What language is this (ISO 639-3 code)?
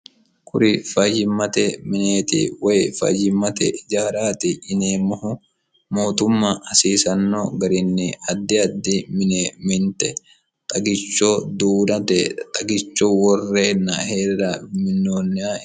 sid